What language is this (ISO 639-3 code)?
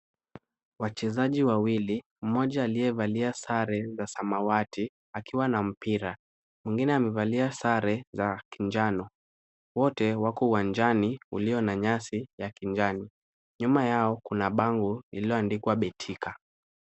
swa